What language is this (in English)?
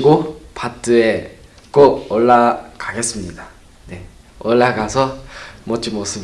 Korean